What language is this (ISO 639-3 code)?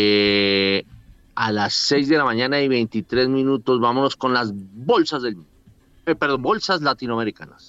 spa